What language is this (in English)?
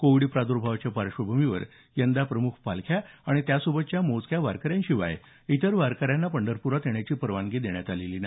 Marathi